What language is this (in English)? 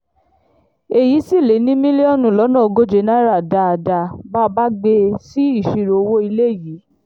Yoruba